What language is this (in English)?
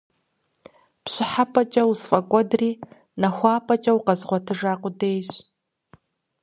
Kabardian